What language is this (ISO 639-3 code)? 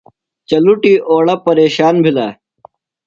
phl